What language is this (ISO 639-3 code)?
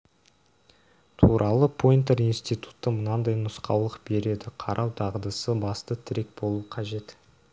kaz